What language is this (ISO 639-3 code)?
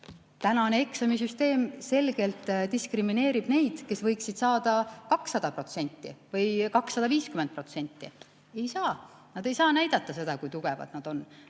est